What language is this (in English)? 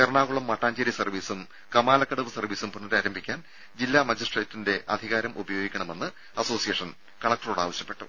Malayalam